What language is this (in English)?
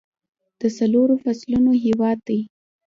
Pashto